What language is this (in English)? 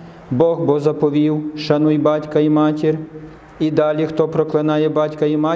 Ukrainian